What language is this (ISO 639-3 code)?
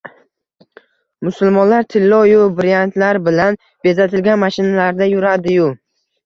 uzb